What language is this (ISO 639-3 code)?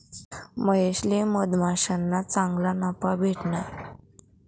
mar